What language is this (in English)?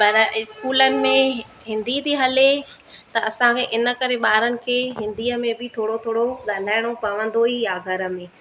Sindhi